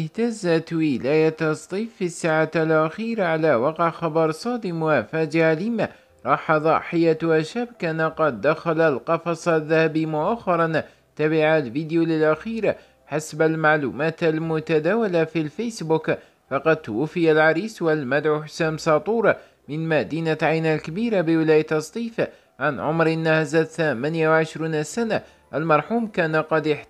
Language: Arabic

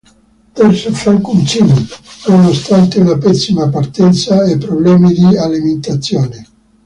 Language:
Italian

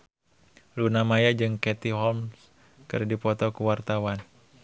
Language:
Sundanese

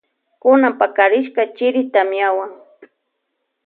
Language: Loja Highland Quichua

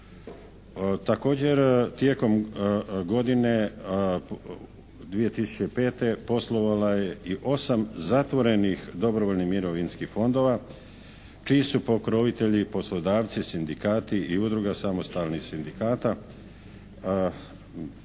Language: Croatian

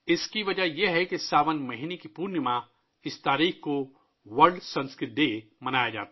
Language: Urdu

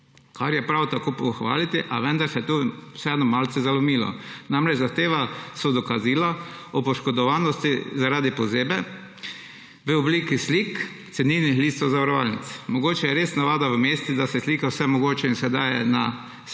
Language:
Slovenian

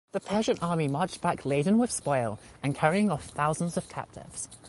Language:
English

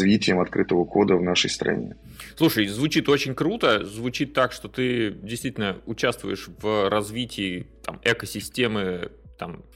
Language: Russian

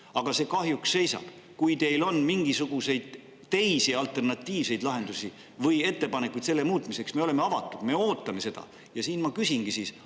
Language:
Estonian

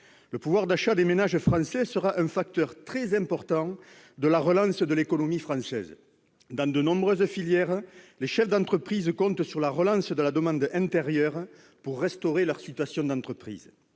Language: French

